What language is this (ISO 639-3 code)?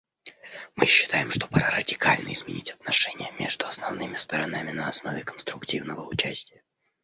rus